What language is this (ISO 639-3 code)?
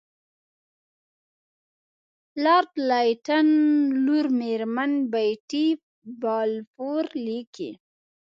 pus